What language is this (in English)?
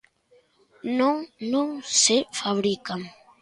Galician